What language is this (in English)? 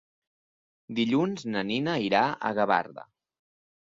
Catalan